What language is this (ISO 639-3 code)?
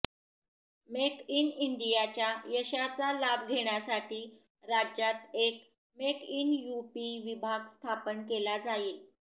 mar